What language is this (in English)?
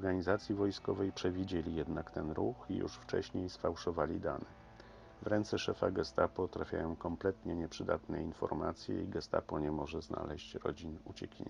Polish